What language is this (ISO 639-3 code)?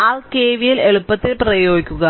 mal